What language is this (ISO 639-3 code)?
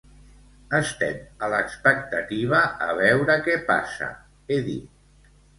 cat